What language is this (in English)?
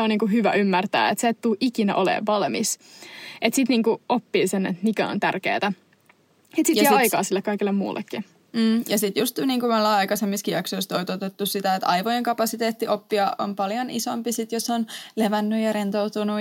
Finnish